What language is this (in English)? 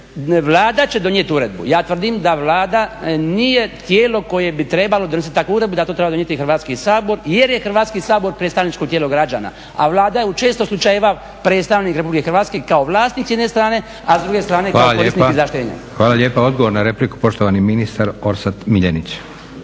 Croatian